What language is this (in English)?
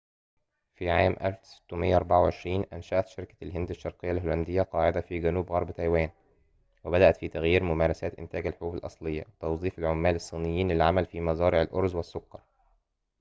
Arabic